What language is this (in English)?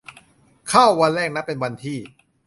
Thai